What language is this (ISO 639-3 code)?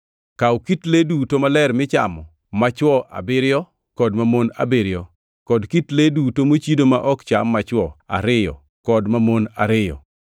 luo